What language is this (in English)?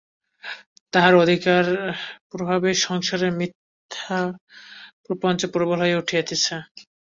Bangla